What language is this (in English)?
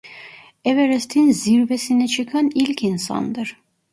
Turkish